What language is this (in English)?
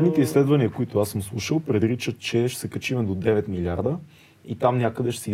Bulgarian